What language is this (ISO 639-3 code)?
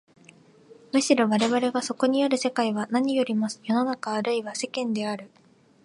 jpn